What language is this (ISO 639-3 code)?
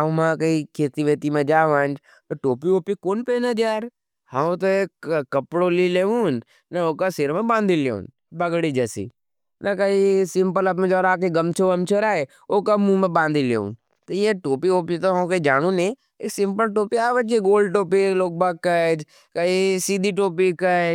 noe